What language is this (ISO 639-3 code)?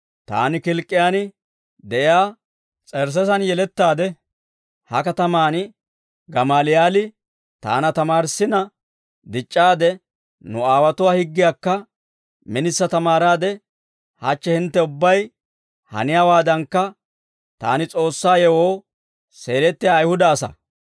dwr